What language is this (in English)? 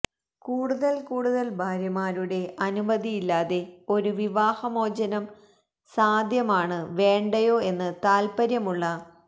Malayalam